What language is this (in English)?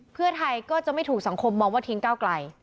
Thai